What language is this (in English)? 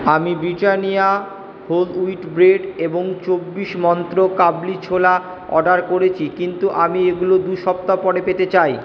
Bangla